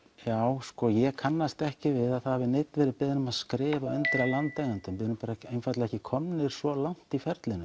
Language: Icelandic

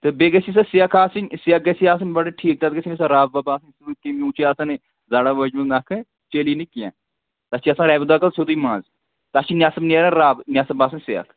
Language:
Kashmiri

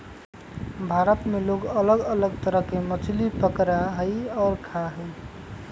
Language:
Magahi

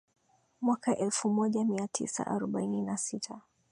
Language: Swahili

